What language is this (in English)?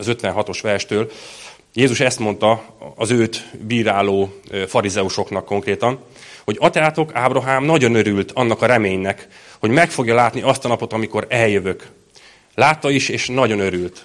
Hungarian